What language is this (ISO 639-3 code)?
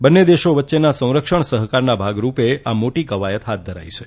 guj